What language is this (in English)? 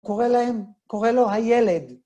Hebrew